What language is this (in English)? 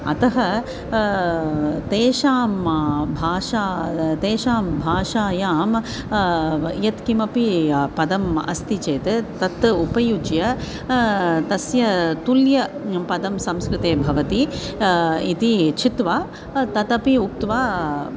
Sanskrit